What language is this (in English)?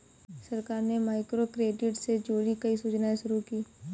Hindi